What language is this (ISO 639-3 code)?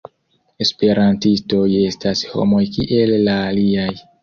epo